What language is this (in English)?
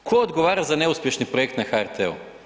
Croatian